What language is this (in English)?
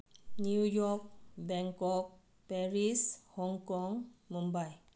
Manipuri